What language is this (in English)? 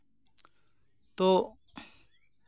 Santali